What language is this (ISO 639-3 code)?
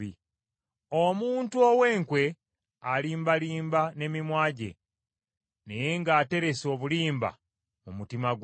lug